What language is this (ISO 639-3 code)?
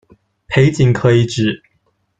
zho